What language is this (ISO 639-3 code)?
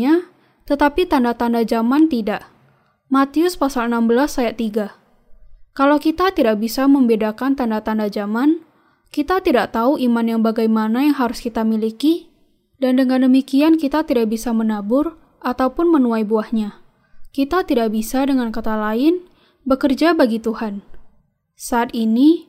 ind